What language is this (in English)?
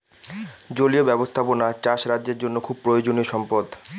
Bangla